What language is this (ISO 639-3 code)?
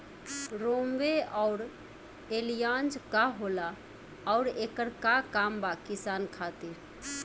bho